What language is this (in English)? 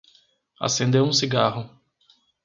Portuguese